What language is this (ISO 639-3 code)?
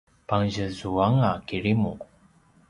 pwn